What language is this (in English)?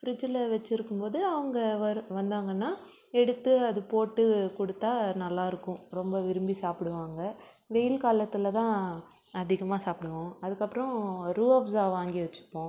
Tamil